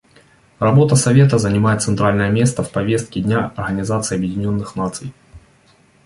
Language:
Russian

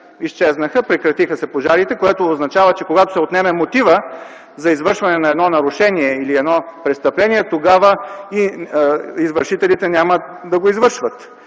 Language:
Bulgarian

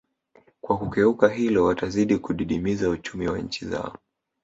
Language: Swahili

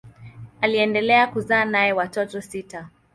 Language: Swahili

